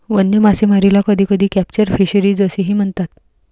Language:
Marathi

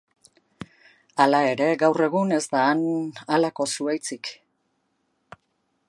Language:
Basque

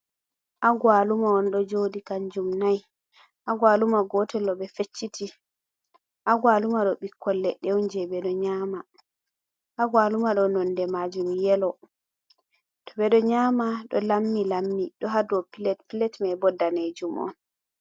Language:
Fula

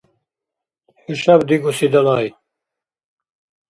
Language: Dargwa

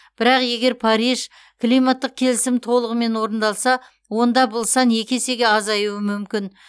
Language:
Kazakh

